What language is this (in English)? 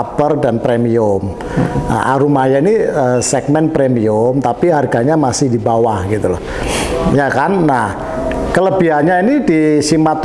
Indonesian